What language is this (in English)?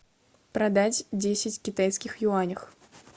Russian